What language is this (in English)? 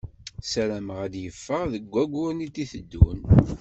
Kabyle